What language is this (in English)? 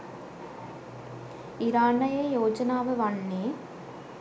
Sinhala